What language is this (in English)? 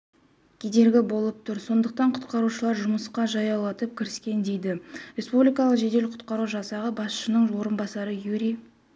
Kazakh